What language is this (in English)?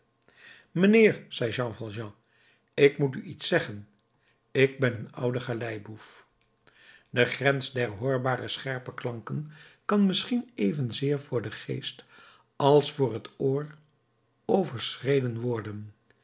Dutch